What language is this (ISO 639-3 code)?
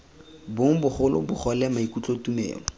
tsn